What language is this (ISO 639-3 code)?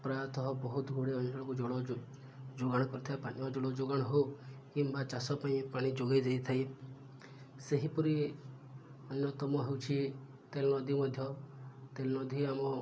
ori